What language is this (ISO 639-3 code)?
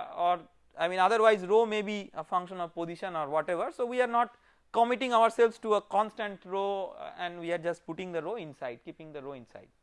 eng